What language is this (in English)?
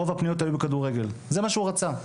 Hebrew